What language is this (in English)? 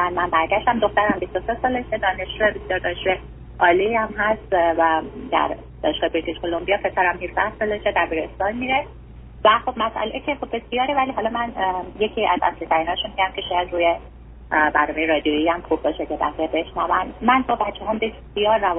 Persian